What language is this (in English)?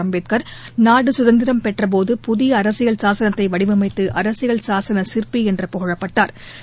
Tamil